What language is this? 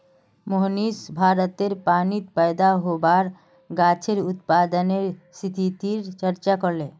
Magahi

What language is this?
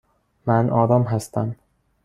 Persian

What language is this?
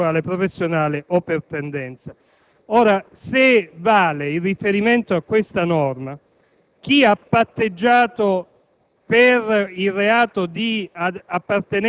Italian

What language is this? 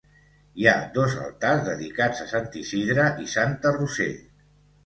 Catalan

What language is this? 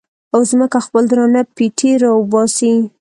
Pashto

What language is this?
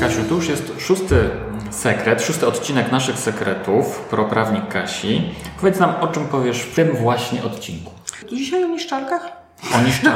Polish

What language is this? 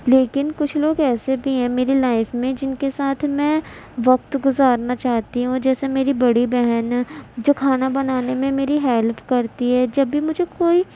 Urdu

